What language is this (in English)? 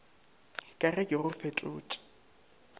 Northern Sotho